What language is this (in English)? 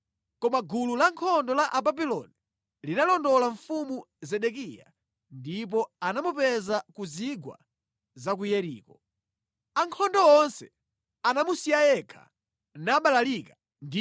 Nyanja